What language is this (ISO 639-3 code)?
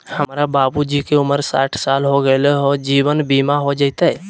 mag